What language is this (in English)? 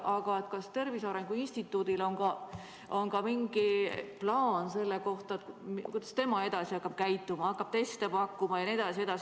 Estonian